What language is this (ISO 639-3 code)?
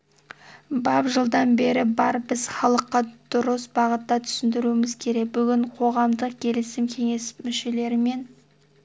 kaz